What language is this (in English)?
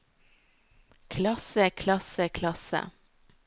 Norwegian